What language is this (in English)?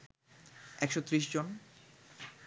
Bangla